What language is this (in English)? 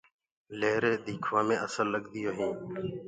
Gurgula